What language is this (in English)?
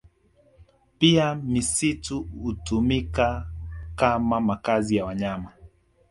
Swahili